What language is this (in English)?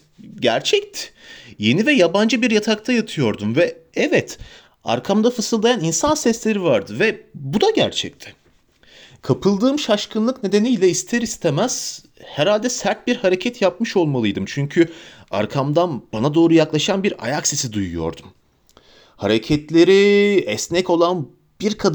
Turkish